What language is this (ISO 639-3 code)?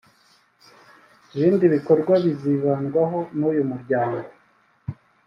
kin